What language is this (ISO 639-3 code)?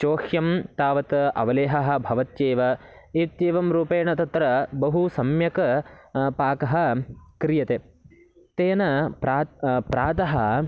san